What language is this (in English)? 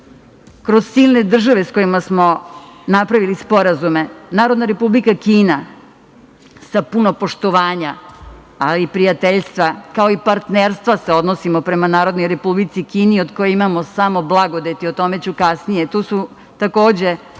Serbian